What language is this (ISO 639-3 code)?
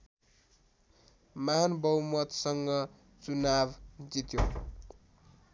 nep